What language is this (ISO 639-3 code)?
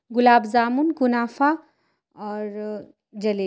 urd